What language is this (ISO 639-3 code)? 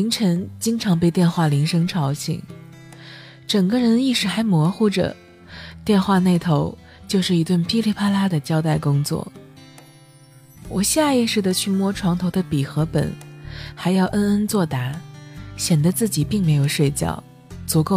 zho